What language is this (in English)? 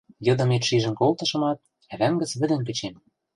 Western Mari